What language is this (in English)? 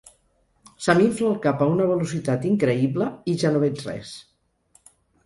Catalan